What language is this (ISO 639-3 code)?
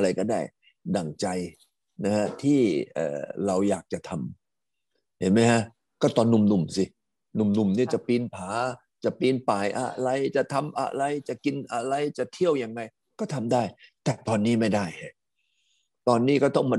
tha